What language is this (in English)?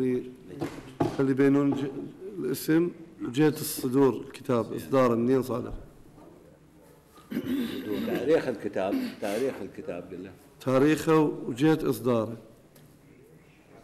Arabic